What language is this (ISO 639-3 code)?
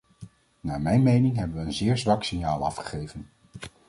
nld